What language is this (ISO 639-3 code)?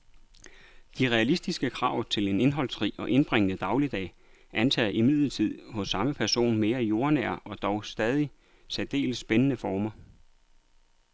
dan